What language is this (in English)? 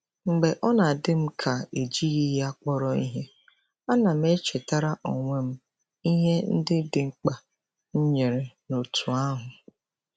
Igbo